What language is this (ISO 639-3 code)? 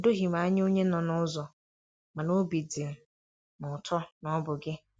ibo